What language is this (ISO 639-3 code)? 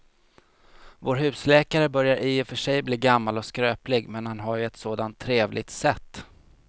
swe